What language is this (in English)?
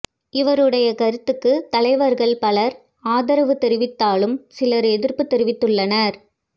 Tamil